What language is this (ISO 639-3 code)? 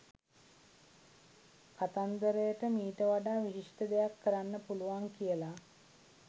sin